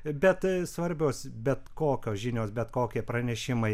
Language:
Lithuanian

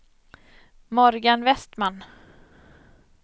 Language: Swedish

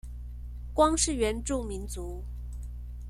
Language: Chinese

